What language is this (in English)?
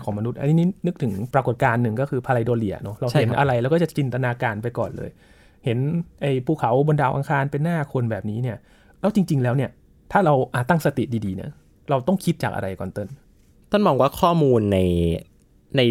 Thai